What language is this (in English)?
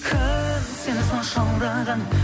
Kazakh